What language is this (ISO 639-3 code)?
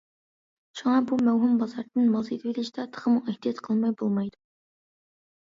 uig